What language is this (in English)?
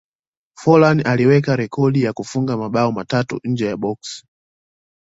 Swahili